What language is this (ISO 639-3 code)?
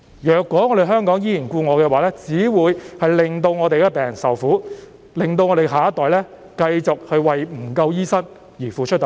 yue